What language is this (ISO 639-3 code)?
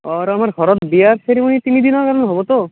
asm